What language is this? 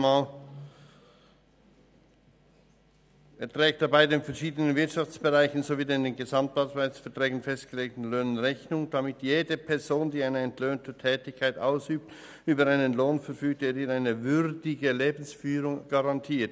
Swiss German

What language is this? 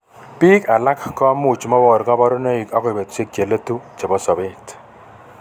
Kalenjin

